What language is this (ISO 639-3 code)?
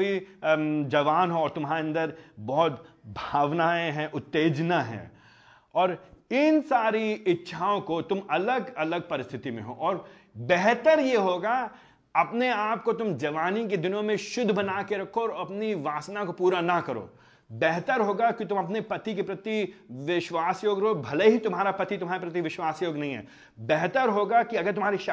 hin